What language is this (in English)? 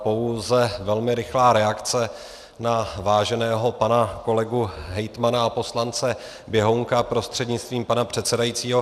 Czech